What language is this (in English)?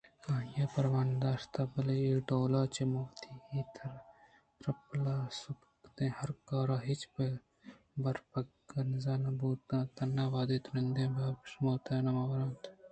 Eastern Balochi